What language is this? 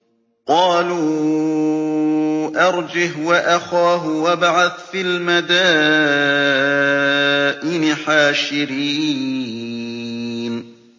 Arabic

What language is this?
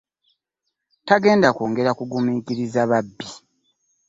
Ganda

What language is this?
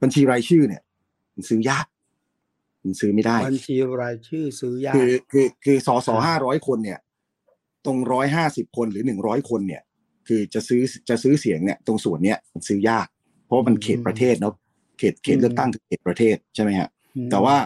Thai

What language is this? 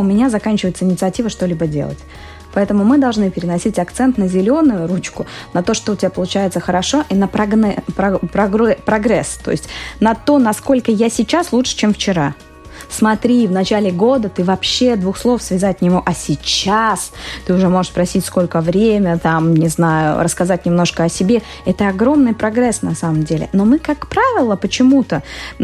Russian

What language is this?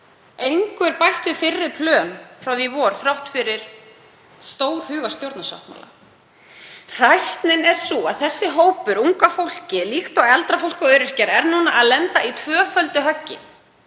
Icelandic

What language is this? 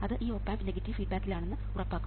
Malayalam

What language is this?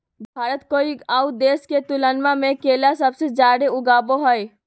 Magahi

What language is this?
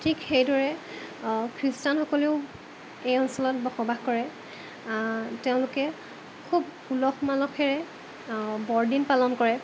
Assamese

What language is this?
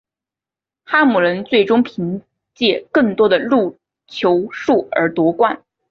Chinese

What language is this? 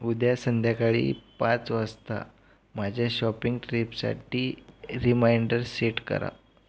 Marathi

